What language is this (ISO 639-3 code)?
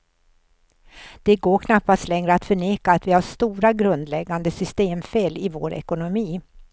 swe